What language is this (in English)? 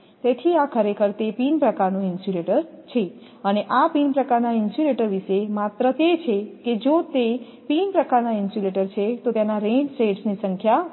Gujarati